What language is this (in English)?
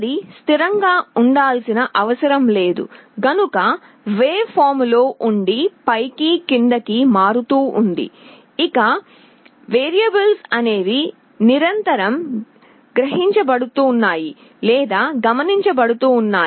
Telugu